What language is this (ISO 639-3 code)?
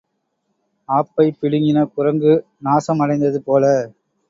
tam